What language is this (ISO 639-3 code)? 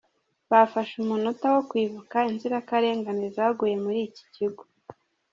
kin